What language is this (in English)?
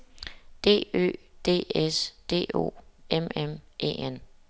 Danish